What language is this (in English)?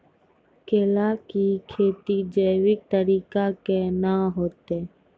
Maithili